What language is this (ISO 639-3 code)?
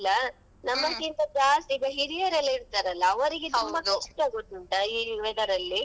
kan